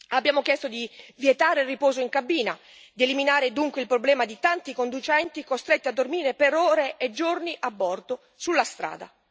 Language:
Italian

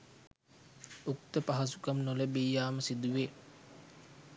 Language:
Sinhala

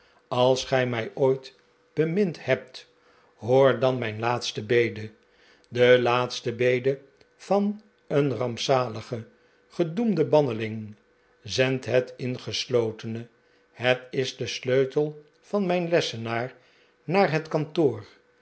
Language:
Dutch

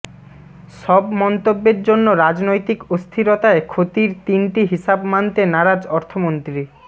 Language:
Bangla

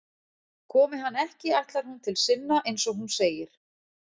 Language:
Icelandic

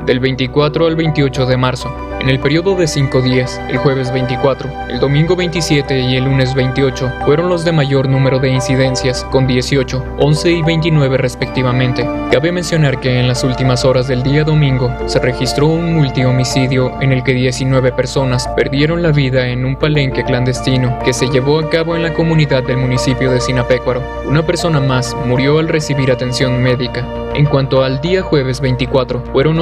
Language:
Spanish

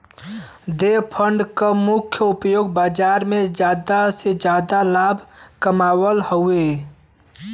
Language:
Bhojpuri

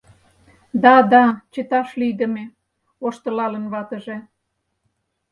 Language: Mari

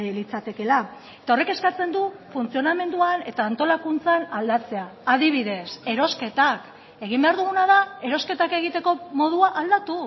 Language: Basque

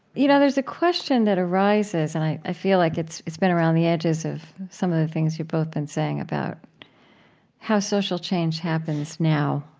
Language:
English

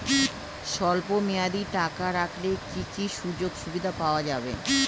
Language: Bangla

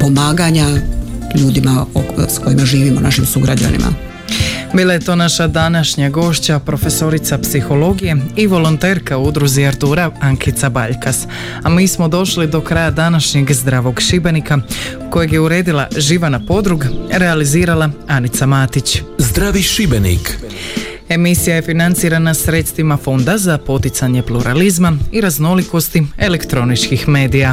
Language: Croatian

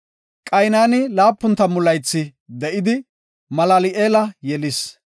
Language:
Gofa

